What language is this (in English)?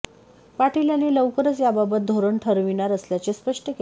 Marathi